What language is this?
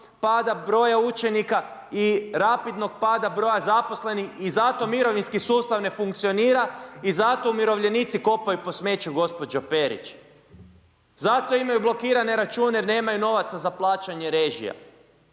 Croatian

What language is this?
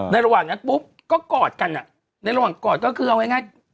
Thai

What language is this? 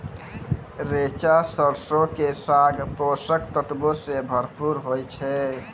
Maithili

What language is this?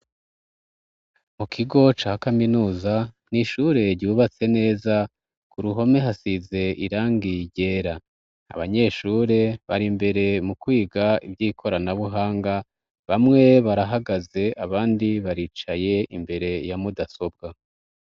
Rundi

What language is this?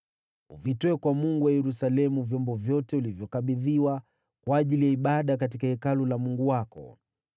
Swahili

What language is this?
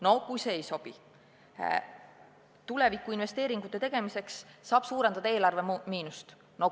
Estonian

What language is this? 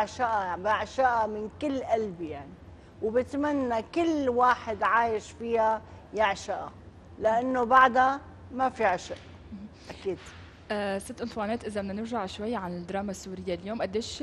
Arabic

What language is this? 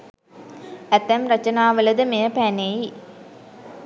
Sinhala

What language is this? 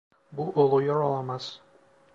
Turkish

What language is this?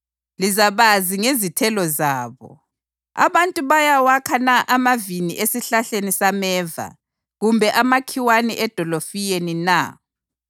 North Ndebele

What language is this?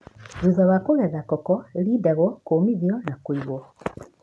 Kikuyu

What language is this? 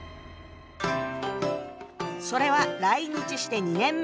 Japanese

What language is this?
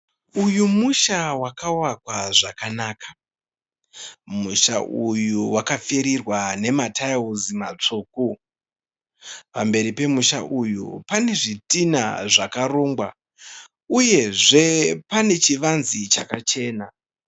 Shona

